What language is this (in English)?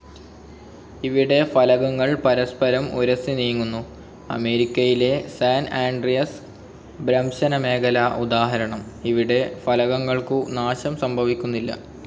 Malayalam